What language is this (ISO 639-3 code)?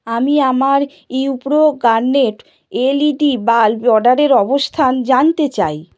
ben